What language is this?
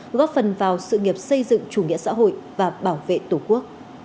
Vietnamese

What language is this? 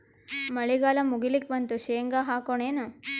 Kannada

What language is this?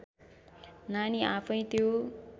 Nepali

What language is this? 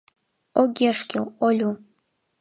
Mari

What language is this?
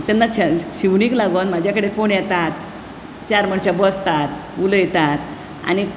Konkani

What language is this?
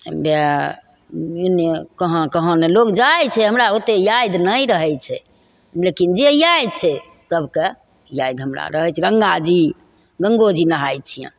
Maithili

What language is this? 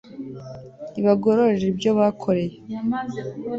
Kinyarwanda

